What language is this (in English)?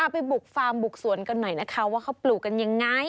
Thai